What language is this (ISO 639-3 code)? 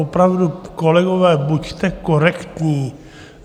ces